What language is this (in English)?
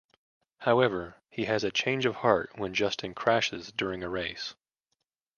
English